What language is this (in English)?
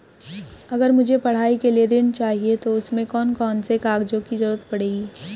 Hindi